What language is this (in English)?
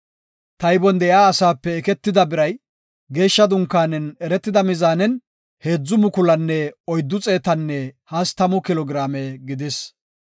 Gofa